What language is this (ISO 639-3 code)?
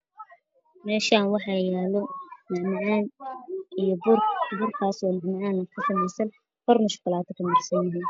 som